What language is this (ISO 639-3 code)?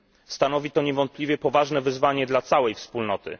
pol